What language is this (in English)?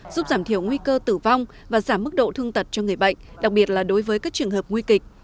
Vietnamese